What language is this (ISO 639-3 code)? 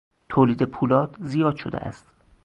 fas